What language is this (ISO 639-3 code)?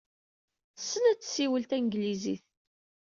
kab